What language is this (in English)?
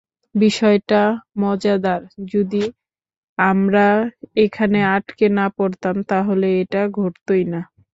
Bangla